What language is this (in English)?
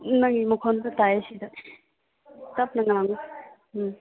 Manipuri